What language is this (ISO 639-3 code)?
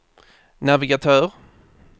swe